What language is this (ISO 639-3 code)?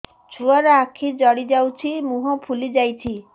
ori